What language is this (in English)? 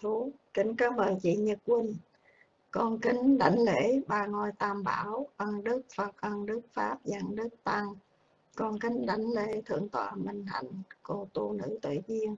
Vietnamese